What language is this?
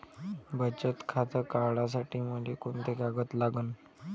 Marathi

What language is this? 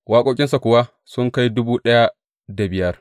Hausa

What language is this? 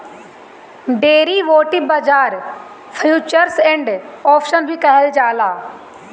Bhojpuri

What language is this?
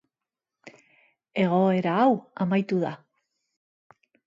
Basque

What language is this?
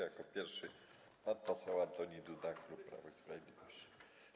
Polish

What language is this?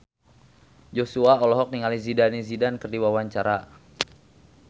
Sundanese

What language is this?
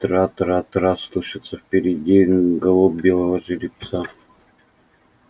Russian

